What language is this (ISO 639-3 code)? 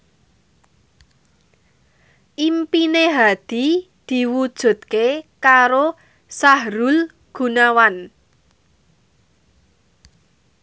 jav